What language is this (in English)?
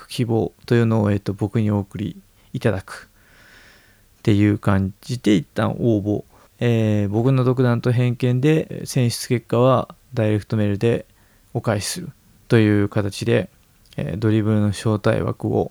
Japanese